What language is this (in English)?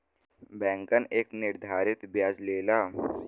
Bhojpuri